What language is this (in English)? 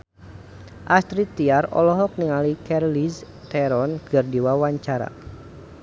Sundanese